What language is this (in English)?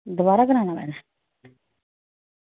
Dogri